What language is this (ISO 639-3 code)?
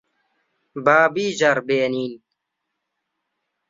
ckb